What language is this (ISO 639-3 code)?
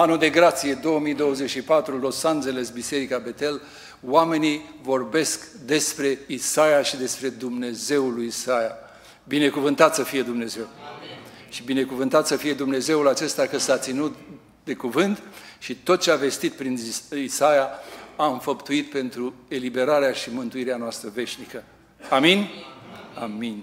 ron